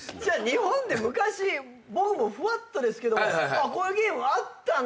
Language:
Japanese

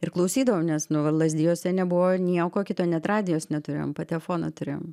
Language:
Lithuanian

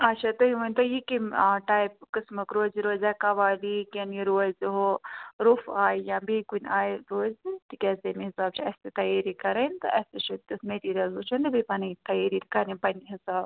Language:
Kashmiri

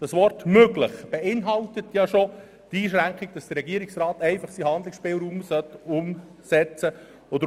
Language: Swiss German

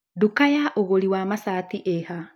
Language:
Kikuyu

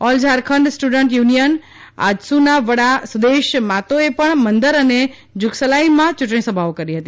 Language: Gujarati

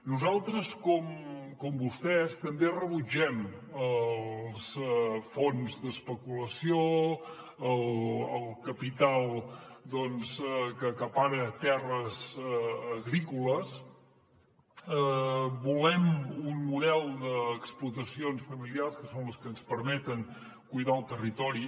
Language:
Catalan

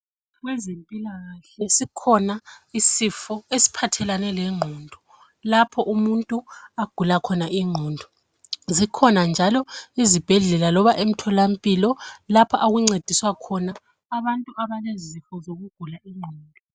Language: North Ndebele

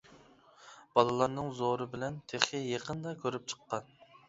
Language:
Uyghur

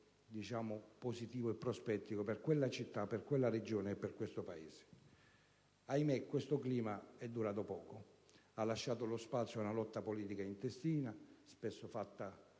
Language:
Italian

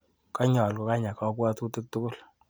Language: Kalenjin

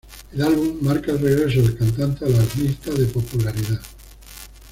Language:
Spanish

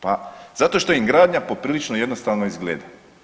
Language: Croatian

